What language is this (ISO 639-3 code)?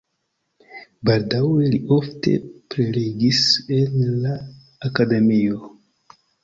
epo